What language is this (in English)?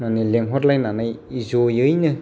Bodo